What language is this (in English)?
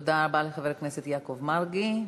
Hebrew